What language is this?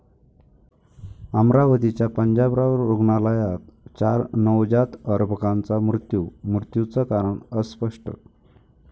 Marathi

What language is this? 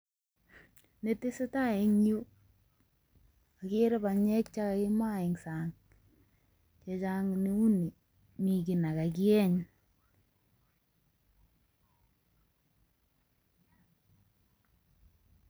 Kalenjin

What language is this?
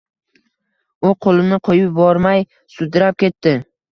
Uzbek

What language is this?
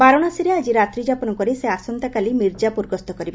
Odia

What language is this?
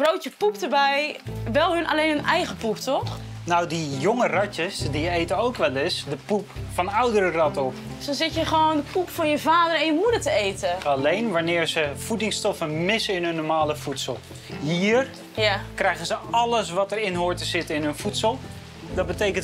Dutch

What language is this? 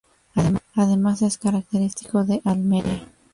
Spanish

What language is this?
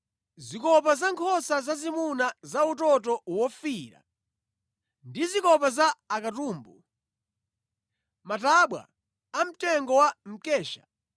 Nyanja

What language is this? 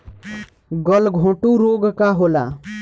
Bhojpuri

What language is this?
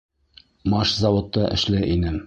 Bashkir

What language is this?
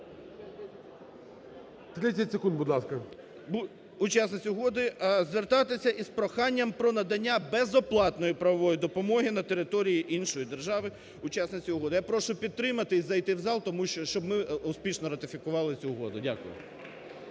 Ukrainian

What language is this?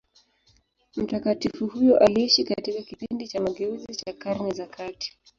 Swahili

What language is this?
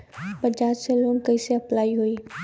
Bhojpuri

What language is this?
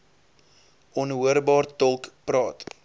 Afrikaans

